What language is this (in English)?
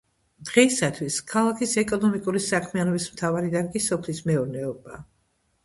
Georgian